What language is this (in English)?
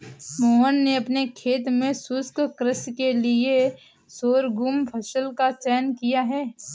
Hindi